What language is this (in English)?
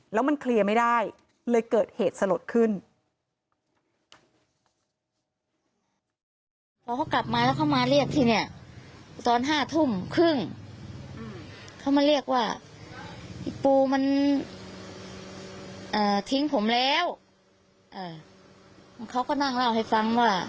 Thai